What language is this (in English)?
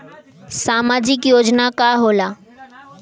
Bhojpuri